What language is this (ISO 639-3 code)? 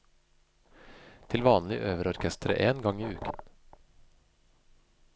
nor